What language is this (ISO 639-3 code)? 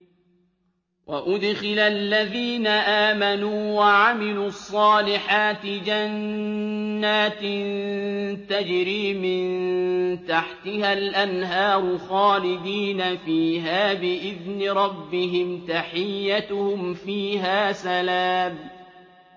ara